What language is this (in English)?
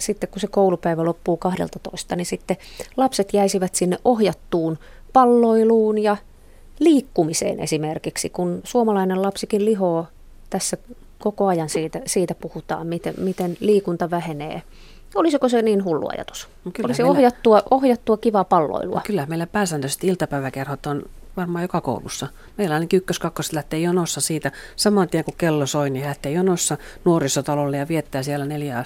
Finnish